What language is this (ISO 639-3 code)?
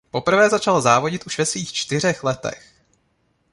ces